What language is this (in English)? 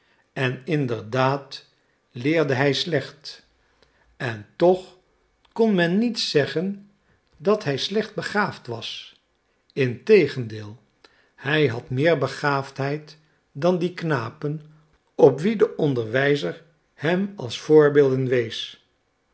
Dutch